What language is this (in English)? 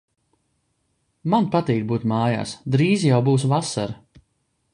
Latvian